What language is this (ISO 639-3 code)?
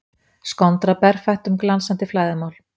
isl